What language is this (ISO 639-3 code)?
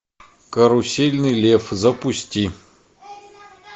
rus